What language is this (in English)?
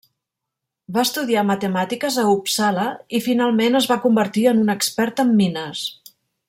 Catalan